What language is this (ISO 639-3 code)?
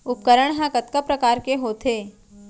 hne